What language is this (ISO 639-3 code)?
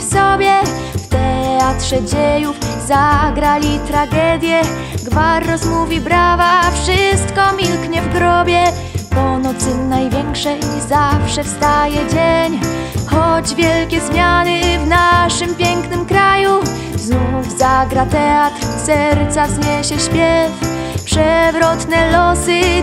pol